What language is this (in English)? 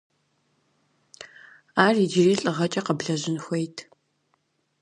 Kabardian